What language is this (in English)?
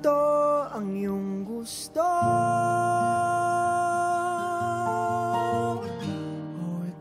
Filipino